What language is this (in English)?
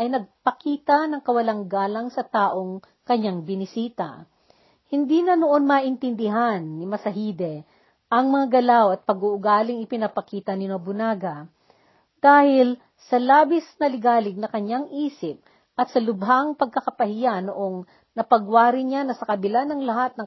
Filipino